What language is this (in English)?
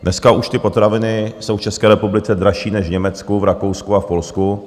Czech